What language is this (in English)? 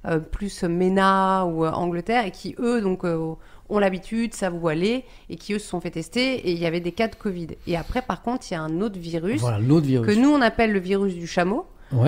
French